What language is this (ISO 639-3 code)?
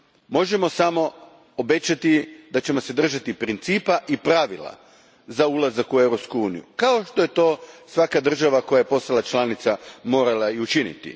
hrv